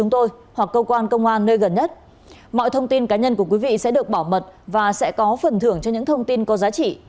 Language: Vietnamese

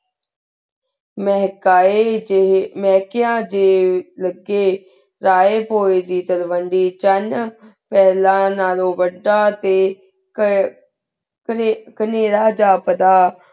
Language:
Punjabi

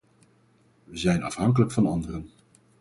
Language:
Dutch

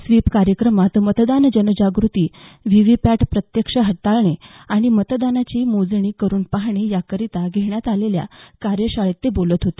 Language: Marathi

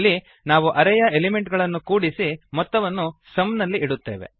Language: Kannada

